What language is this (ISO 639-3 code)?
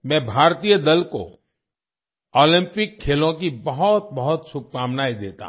hin